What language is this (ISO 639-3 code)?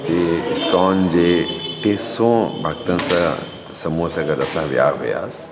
snd